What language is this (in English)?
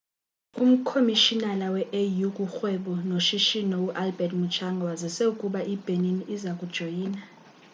Xhosa